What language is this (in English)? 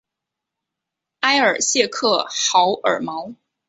Chinese